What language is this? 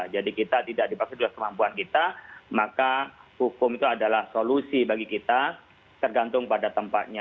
Indonesian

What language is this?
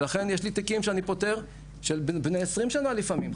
Hebrew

